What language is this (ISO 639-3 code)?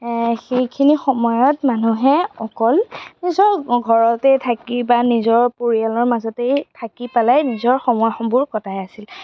asm